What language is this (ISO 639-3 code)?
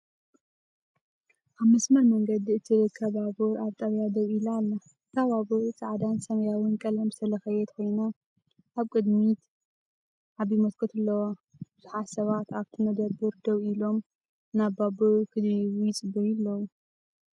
tir